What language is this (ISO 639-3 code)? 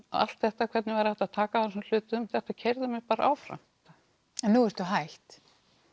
isl